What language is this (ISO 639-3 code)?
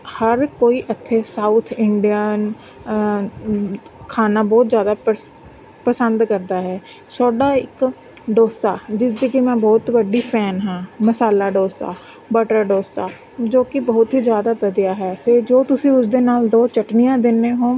pan